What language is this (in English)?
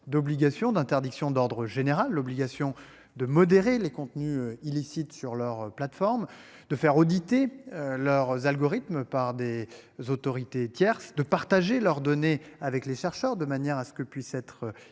French